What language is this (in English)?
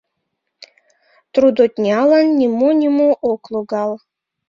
Mari